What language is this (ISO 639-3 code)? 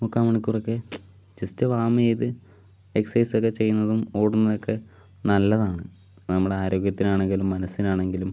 mal